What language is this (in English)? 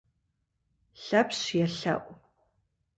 Kabardian